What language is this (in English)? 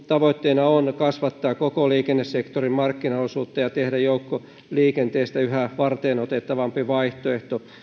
Finnish